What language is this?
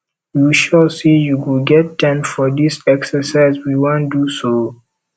Nigerian Pidgin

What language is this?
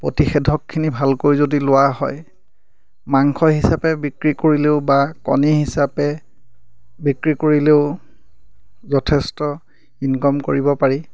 Assamese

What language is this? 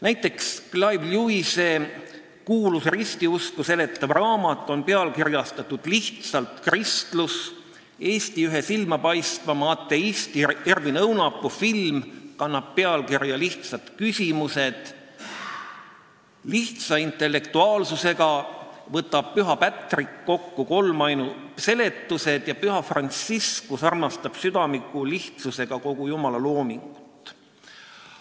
Estonian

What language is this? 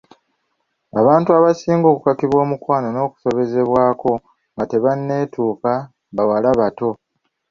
Ganda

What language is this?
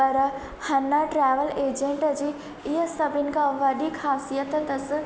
Sindhi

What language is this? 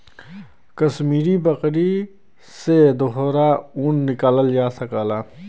Bhojpuri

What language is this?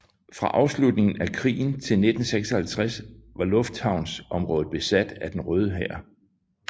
Danish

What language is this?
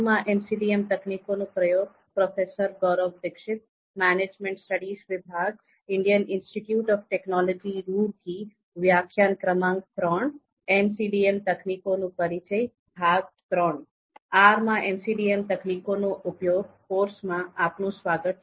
Gujarati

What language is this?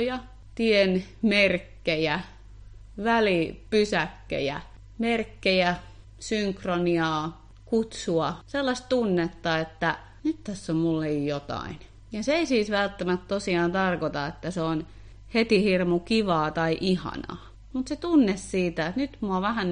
Finnish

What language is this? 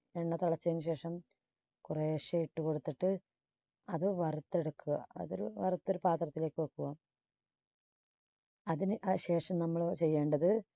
Malayalam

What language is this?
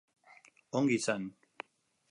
Basque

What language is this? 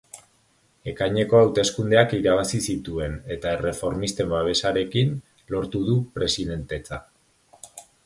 Basque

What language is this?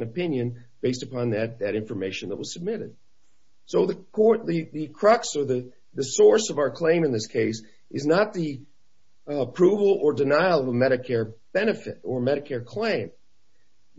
English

